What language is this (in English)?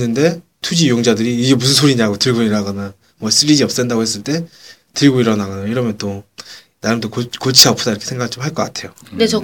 Korean